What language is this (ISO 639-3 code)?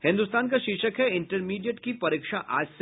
hin